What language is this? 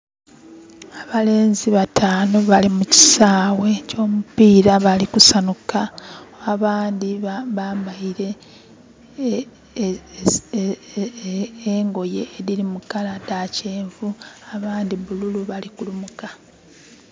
Soga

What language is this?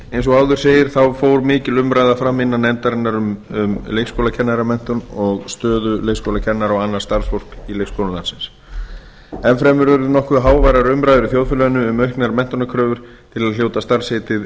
Icelandic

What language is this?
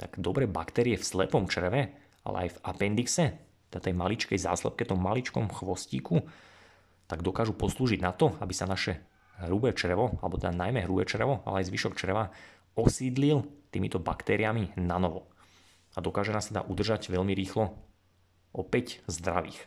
Slovak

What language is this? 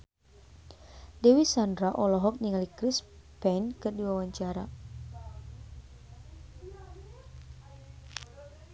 Sundanese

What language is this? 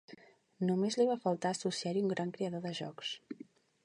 Catalan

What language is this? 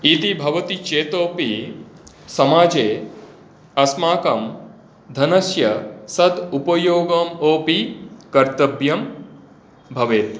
Sanskrit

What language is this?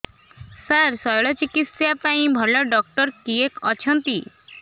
Odia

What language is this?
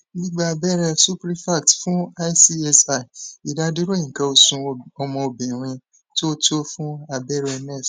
Yoruba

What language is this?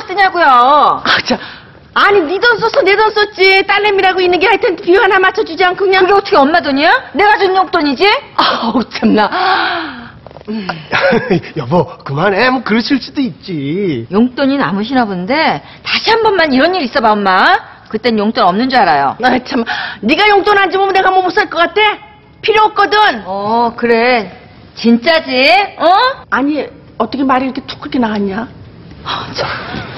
Korean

